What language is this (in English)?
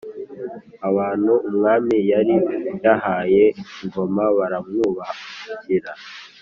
Kinyarwanda